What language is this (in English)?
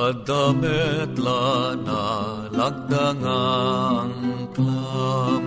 Filipino